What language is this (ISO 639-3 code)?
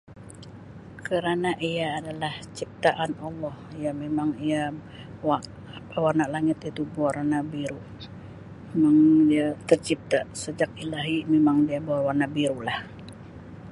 msi